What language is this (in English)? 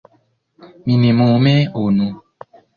Esperanto